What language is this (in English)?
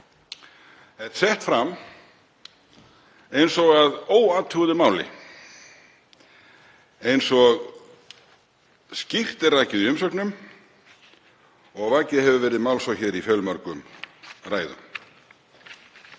Icelandic